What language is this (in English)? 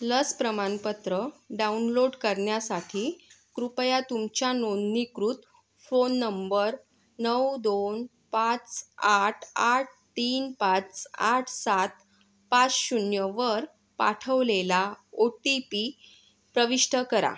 Marathi